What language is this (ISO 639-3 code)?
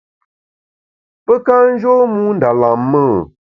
bax